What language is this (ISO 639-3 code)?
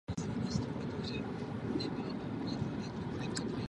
ces